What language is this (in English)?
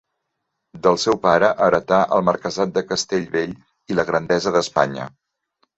Catalan